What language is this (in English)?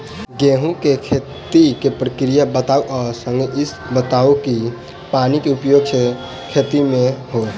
Maithili